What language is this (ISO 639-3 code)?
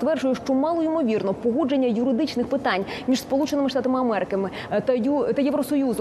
ukr